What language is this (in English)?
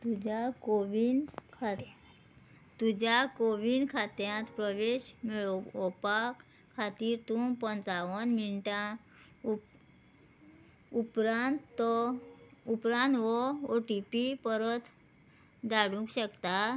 Konkani